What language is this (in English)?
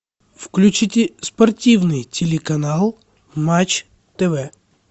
Russian